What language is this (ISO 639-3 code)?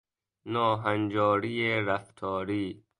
fas